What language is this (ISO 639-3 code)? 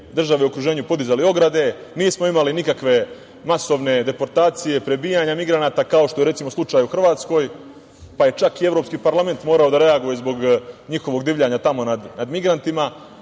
srp